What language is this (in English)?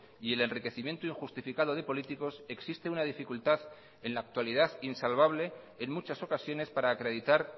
Spanish